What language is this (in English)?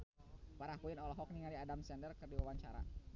Sundanese